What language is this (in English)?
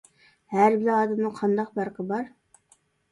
Uyghur